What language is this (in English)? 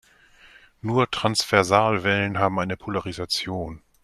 German